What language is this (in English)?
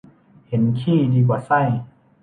Thai